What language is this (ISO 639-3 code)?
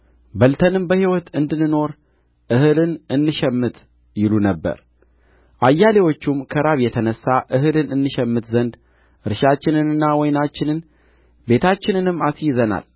amh